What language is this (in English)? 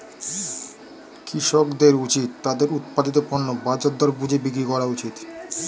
Bangla